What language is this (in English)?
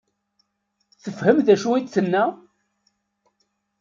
Kabyle